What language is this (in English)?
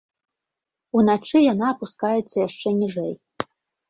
Belarusian